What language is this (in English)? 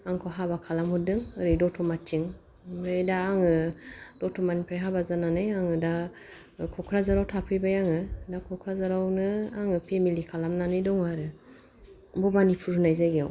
Bodo